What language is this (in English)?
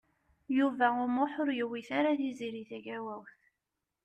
Kabyle